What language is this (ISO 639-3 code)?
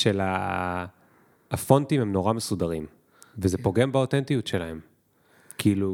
heb